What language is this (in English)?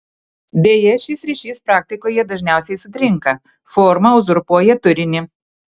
Lithuanian